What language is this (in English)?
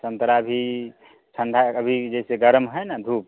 Hindi